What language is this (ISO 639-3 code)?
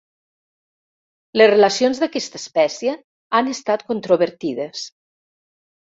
cat